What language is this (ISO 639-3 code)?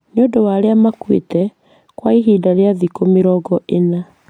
kik